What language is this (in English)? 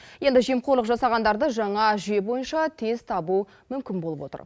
Kazakh